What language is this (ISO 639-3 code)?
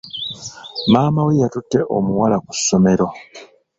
lug